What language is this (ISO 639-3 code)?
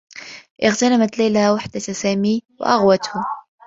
ara